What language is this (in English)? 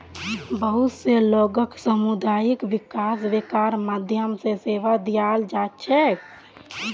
Magahi